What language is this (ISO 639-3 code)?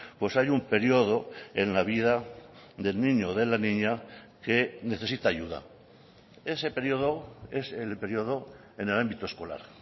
spa